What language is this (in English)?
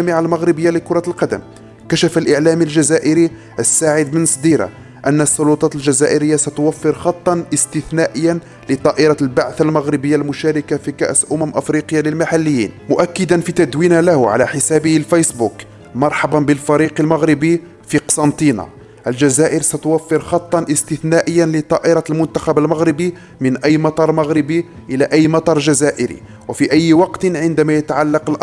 Arabic